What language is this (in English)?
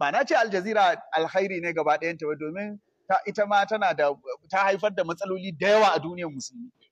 Arabic